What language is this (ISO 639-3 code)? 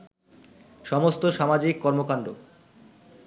ben